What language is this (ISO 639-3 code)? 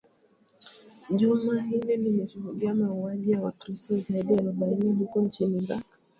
swa